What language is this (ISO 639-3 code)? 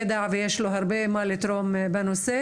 heb